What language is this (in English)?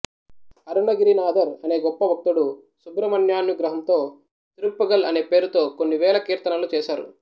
Telugu